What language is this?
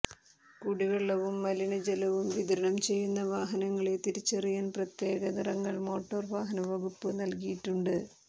Malayalam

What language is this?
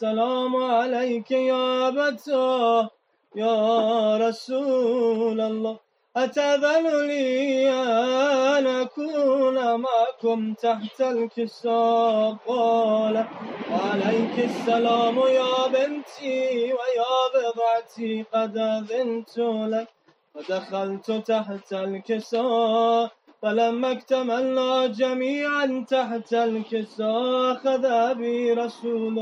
Urdu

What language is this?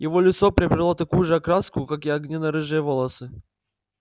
Russian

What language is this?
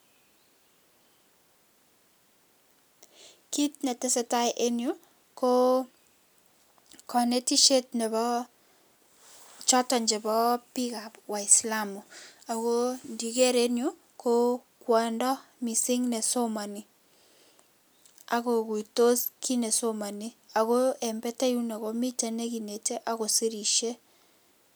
Kalenjin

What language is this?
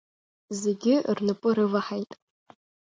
Abkhazian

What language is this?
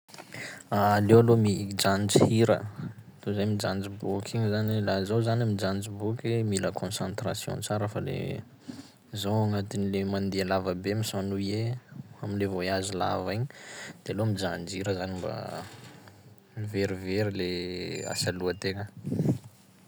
Sakalava Malagasy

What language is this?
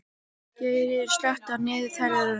Icelandic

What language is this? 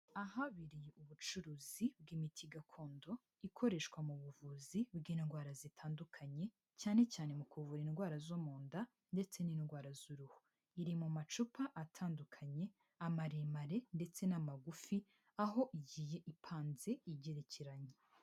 Kinyarwanda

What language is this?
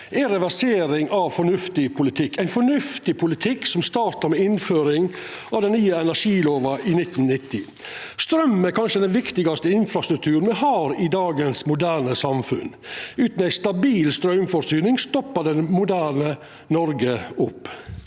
Norwegian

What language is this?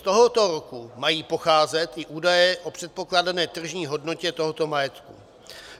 Czech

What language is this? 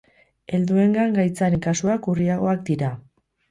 Basque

